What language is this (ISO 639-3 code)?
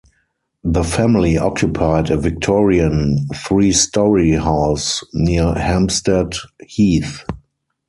eng